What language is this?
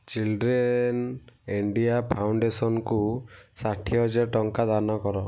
Odia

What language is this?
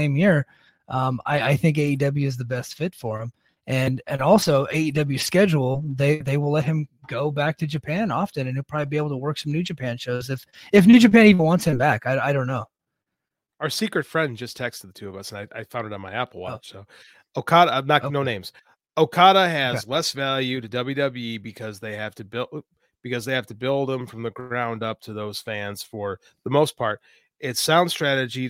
English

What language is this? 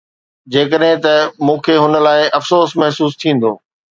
Sindhi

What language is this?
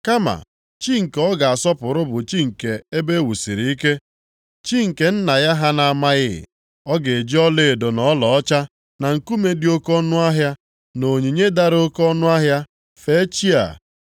Igbo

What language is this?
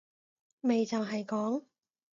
Cantonese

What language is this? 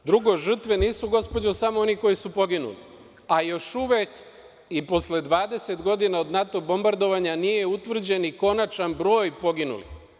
Serbian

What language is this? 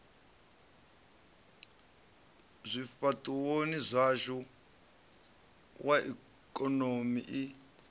Venda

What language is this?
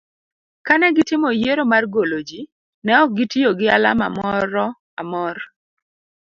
Luo (Kenya and Tanzania)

